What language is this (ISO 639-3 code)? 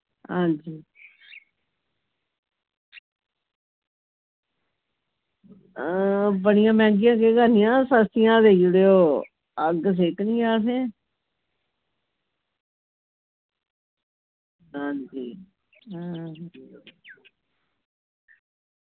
doi